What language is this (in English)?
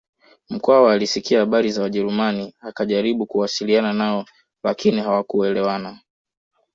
Swahili